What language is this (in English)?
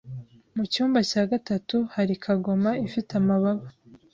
Kinyarwanda